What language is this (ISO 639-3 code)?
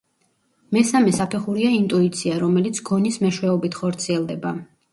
kat